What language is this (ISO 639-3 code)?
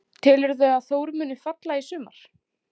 isl